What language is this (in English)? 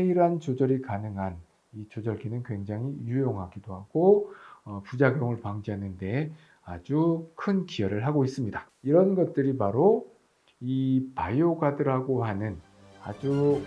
Korean